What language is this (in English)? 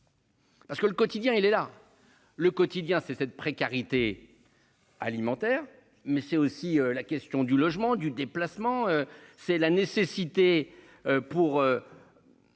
French